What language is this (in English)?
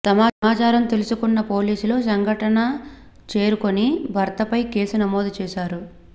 Telugu